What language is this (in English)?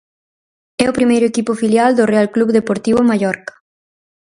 Galician